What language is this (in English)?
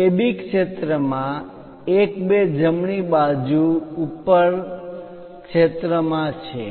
Gujarati